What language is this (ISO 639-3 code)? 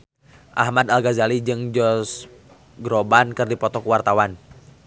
sun